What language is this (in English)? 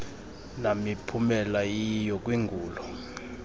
Xhosa